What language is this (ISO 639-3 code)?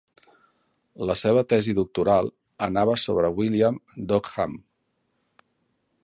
cat